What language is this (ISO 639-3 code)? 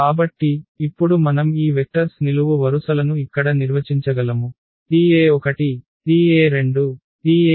tel